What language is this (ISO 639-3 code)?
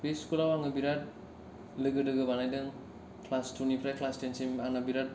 brx